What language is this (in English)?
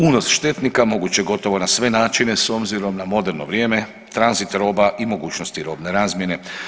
Croatian